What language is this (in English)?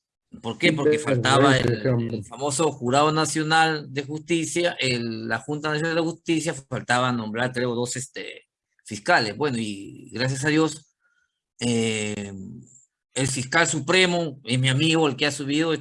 Spanish